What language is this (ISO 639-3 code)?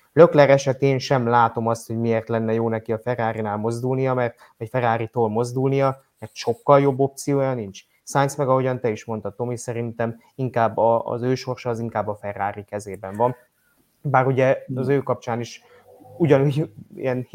hun